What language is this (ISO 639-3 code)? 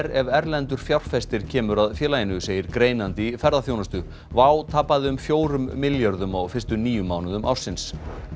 isl